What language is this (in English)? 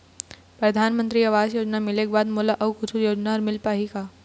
Chhattisgarhi